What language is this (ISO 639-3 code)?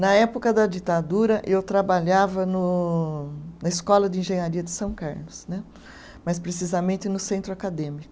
por